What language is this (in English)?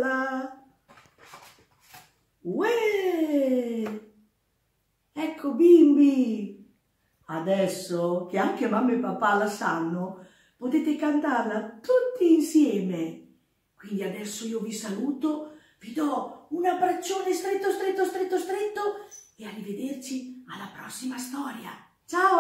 Italian